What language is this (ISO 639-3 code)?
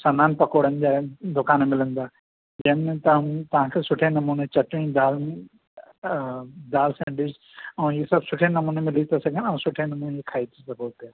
snd